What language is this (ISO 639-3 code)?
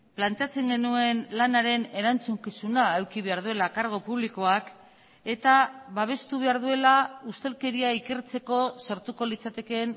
eus